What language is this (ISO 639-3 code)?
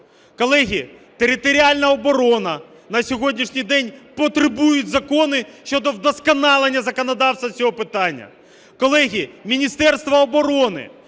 ukr